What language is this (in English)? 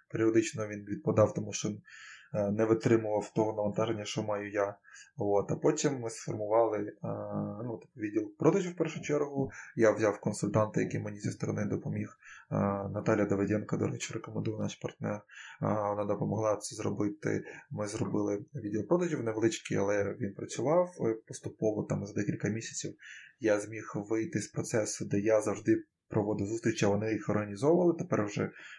Ukrainian